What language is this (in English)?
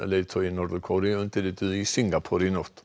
Icelandic